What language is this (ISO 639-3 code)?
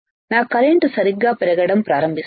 tel